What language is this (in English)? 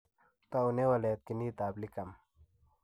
Kalenjin